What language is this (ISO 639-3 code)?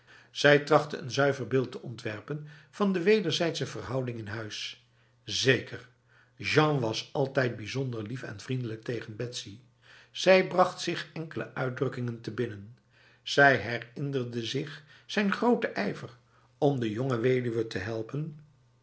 nld